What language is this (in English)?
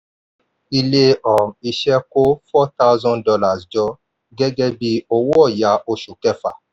Yoruba